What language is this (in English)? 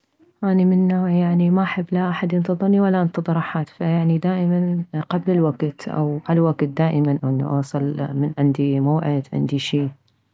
Mesopotamian Arabic